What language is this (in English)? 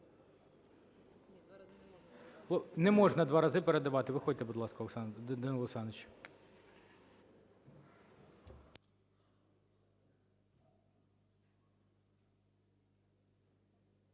Ukrainian